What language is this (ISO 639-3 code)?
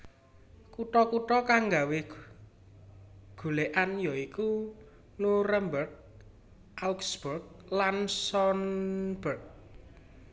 jav